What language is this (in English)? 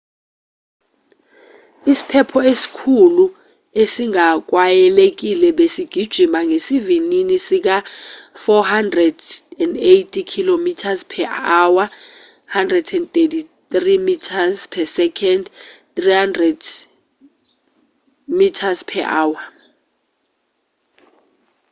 Zulu